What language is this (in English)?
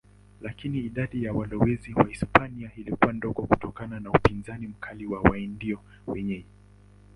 Swahili